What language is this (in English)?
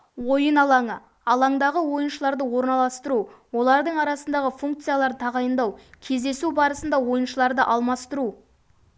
Kazakh